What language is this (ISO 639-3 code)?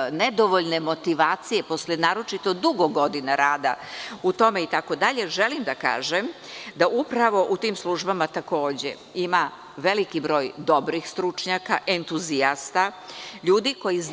srp